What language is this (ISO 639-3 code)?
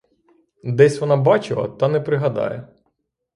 ukr